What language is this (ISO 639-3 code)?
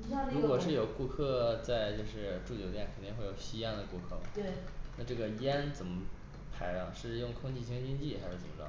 zho